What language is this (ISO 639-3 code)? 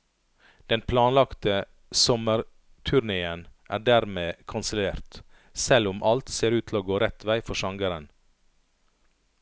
nor